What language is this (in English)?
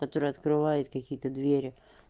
Russian